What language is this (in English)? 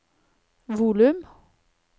Norwegian